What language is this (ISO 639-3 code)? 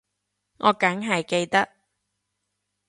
yue